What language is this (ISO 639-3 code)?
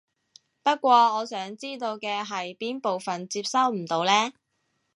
yue